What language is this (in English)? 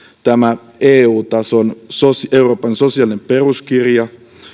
Finnish